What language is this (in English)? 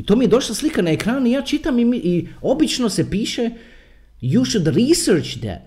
Croatian